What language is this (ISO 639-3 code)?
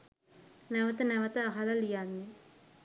sin